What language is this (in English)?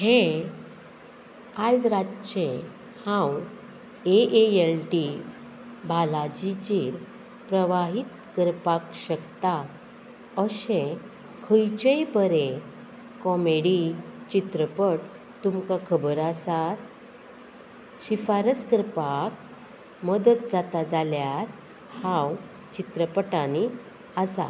Konkani